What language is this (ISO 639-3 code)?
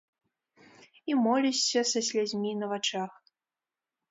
bel